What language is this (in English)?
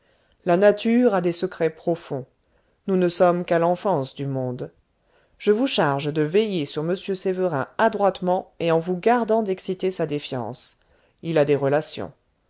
French